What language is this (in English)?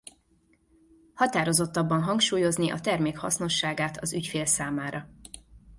Hungarian